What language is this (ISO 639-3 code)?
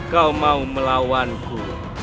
ind